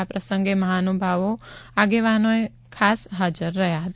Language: Gujarati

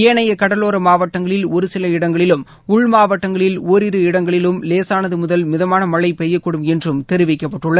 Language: Tamil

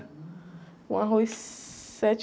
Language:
Portuguese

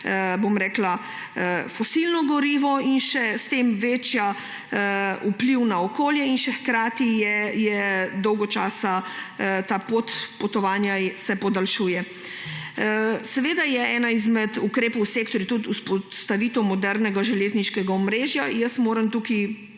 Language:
Slovenian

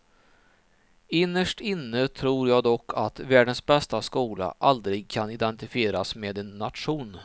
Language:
Swedish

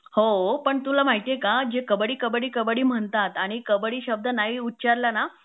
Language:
Marathi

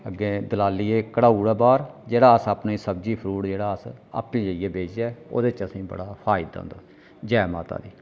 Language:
Dogri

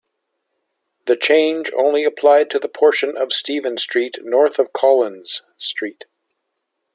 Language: English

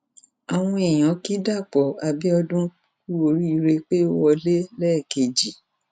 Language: Yoruba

